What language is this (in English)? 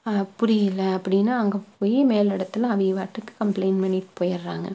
Tamil